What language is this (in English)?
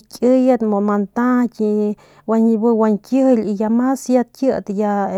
Northern Pame